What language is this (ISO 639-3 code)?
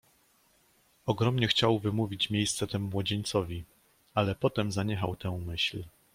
pol